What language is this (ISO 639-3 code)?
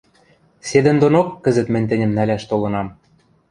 mrj